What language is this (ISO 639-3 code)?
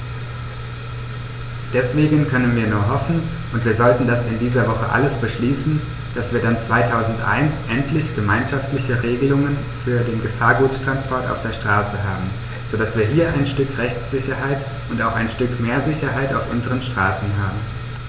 deu